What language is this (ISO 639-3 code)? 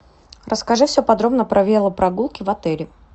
rus